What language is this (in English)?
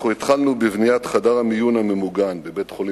Hebrew